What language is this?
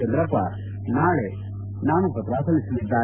Kannada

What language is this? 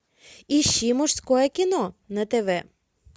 Russian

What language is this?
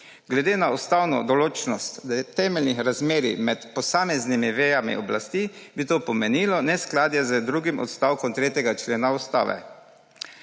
Slovenian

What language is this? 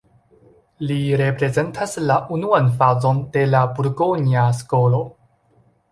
Esperanto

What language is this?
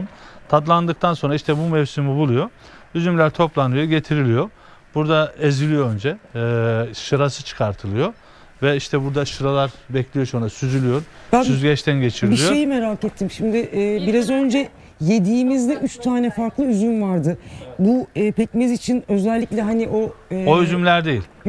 Turkish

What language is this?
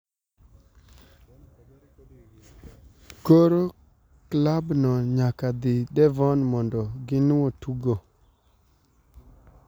Luo (Kenya and Tanzania)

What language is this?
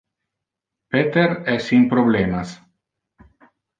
Interlingua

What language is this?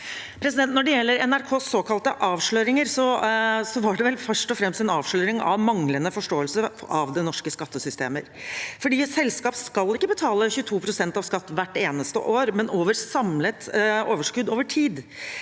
Norwegian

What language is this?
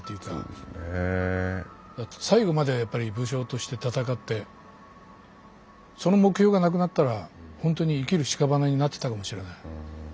Japanese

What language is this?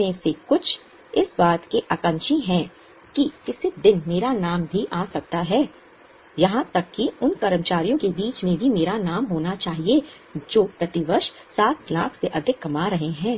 Hindi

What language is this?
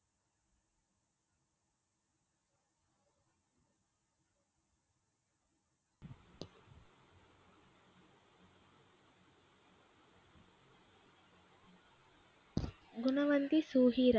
Tamil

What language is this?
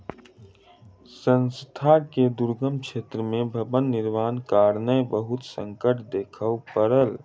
Maithili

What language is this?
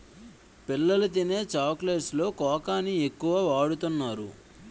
Telugu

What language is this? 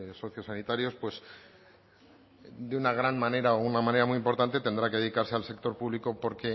Spanish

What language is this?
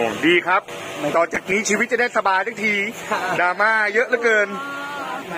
Thai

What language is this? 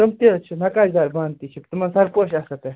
Kashmiri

